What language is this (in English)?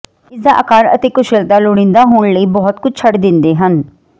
Punjabi